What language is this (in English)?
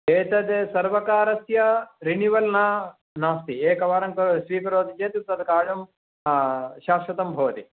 Sanskrit